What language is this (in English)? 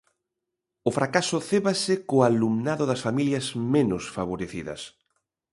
Galician